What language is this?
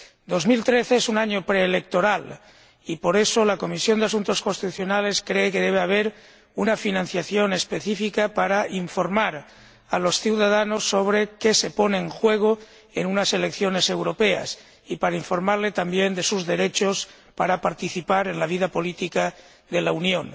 Spanish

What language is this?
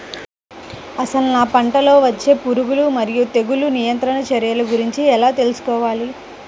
Telugu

